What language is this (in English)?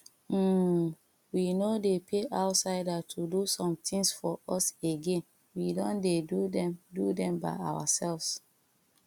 Nigerian Pidgin